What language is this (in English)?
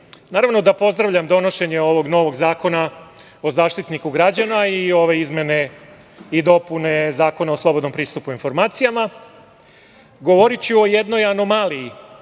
Serbian